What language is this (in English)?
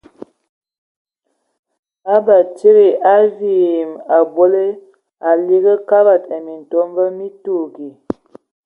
Ewondo